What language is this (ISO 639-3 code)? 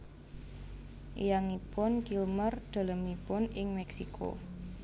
jav